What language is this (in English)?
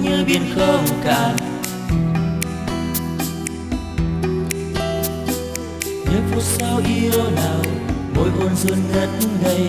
Vietnamese